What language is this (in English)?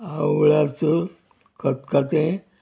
Konkani